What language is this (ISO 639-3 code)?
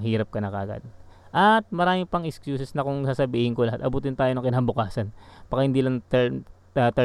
fil